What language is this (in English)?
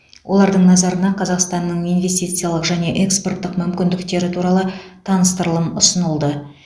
Kazakh